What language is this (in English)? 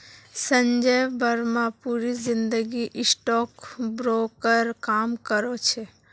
Magahi